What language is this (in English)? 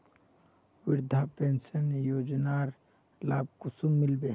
Magahi